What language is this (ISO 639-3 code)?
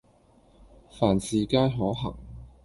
yue